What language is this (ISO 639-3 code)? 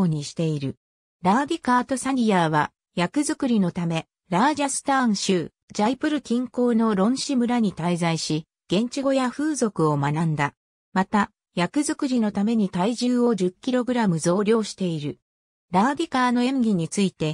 jpn